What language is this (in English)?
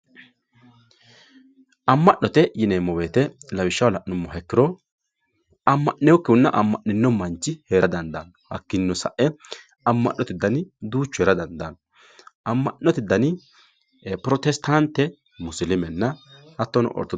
Sidamo